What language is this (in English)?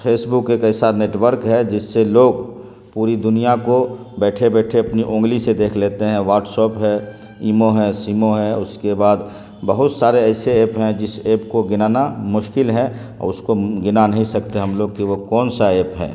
Urdu